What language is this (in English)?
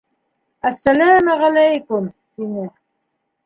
Bashkir